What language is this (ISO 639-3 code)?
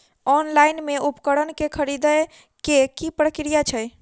mai